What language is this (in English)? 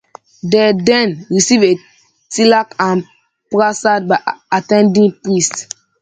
English